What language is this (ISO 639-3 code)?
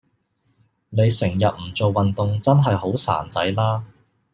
yue